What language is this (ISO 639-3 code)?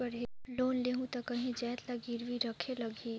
hne